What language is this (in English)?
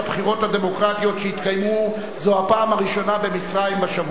Hebrew